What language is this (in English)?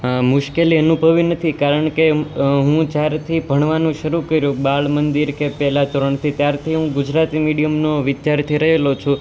Gujarati